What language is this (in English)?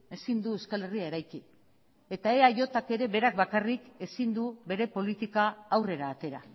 Basque